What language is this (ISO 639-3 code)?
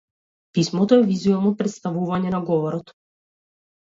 mkd